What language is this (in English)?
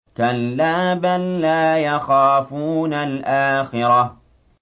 Arabic